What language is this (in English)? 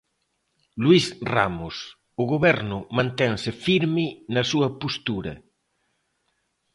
Galician